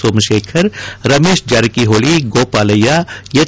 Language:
Kannada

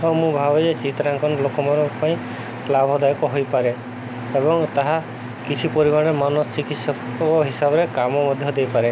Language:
Odia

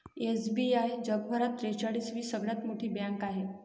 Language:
Marathi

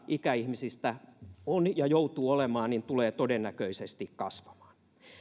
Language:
Finnish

